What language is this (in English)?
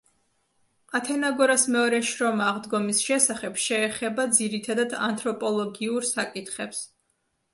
Georgian